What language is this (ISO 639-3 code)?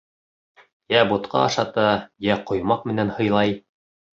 bak